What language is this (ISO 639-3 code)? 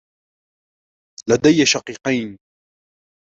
ara